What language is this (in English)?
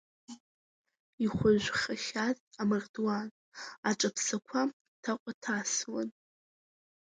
Abkhazian